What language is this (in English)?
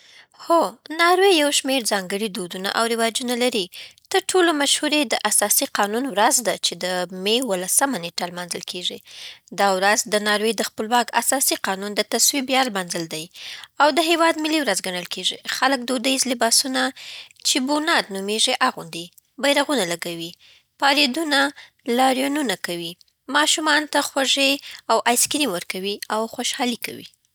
Southern Pashto